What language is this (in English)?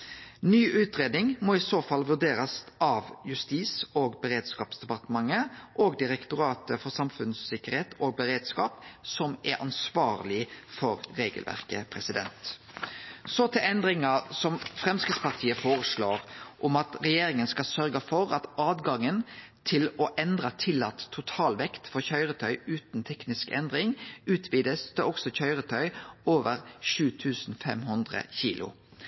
Norwegian Nynorsk